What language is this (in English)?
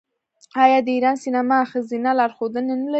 Pashto